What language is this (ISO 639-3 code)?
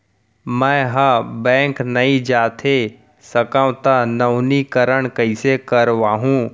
hne